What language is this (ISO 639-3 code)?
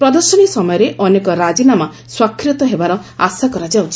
ori